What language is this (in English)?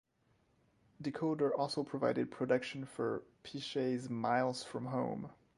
English